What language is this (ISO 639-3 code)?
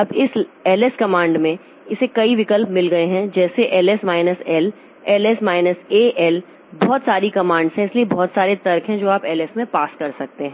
hin